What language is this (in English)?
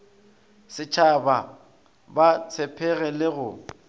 Northern Sotho